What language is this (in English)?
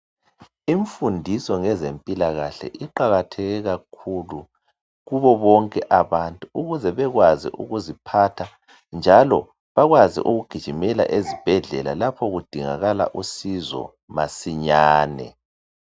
North Ndebele